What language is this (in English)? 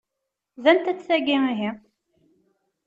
Kabyle